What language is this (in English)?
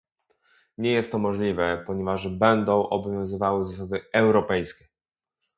Polish